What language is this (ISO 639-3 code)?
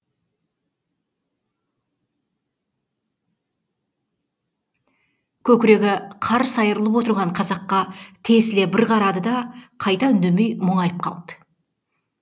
kaz